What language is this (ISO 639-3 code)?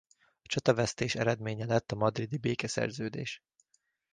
hun